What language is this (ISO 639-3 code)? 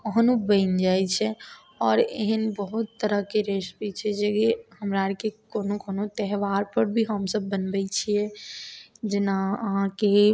mai